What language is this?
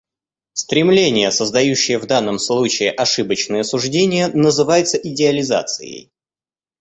Russian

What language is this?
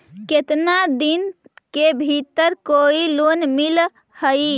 Magahi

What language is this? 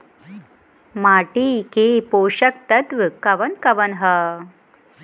Bhojpuri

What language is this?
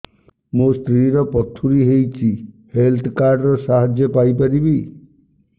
Odia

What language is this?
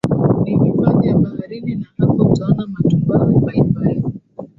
Swahili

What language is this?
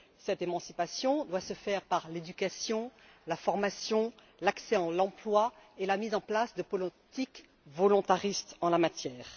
French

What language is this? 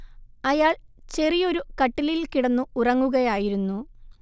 Malayalam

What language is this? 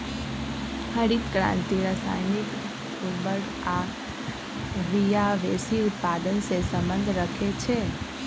Magahi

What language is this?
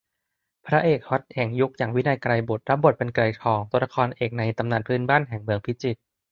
Thai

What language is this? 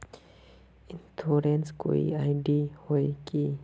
Magahi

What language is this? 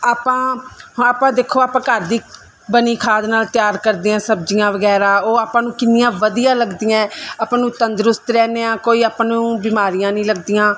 Punjabi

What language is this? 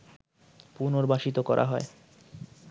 Bangla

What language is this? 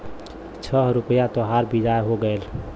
Bhojpuri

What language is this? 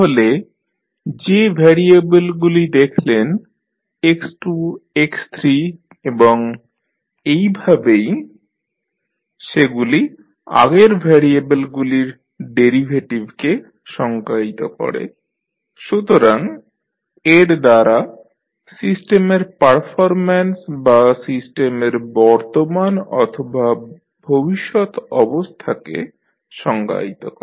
Bangla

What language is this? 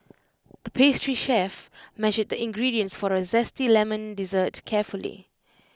English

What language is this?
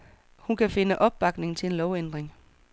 Danish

